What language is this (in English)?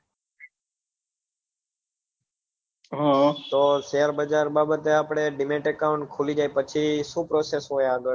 Gujarati